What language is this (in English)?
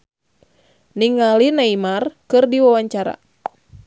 Sundanese